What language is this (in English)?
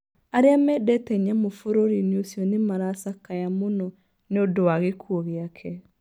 Kikuyu